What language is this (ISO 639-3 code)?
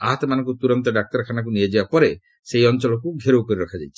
ori